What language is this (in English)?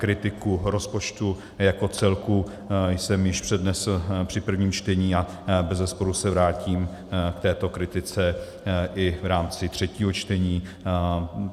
Czech